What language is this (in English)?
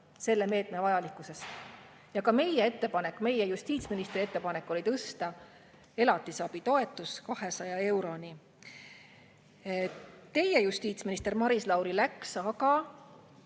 Estonian